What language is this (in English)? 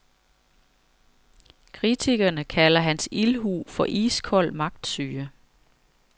Danish